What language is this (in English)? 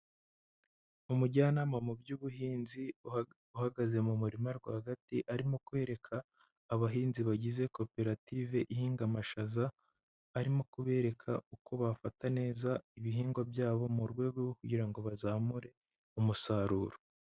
Kinyarwanda